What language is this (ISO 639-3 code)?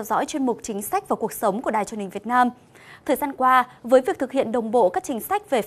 vie